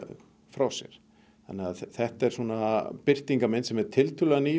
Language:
Icelandic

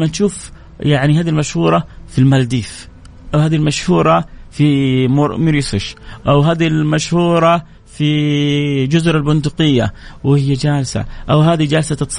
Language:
Arabic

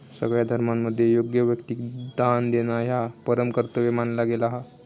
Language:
Marathi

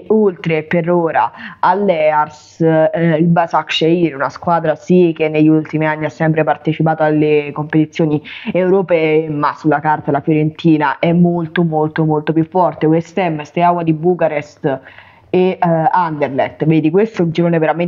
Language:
Italian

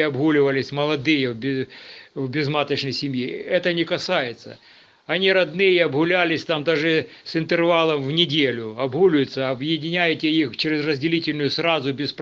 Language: Russian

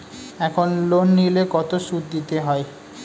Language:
Bangla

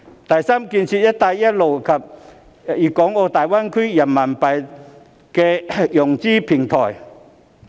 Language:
Cantonese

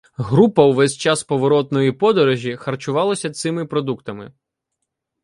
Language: Ukrainian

